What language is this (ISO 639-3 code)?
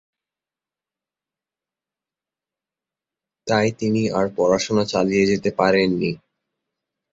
ben